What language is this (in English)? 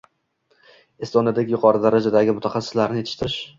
Uzbek